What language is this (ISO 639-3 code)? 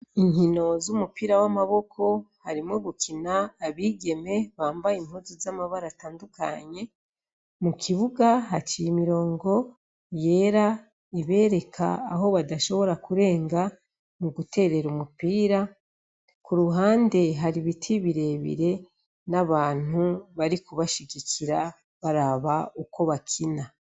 run